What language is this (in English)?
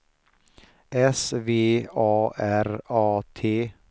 Swedish